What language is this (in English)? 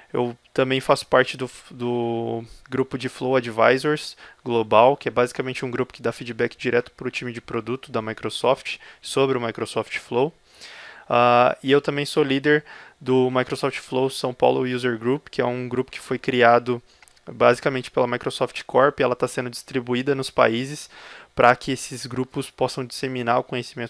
Portuguese